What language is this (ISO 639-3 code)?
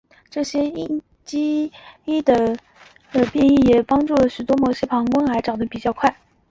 zho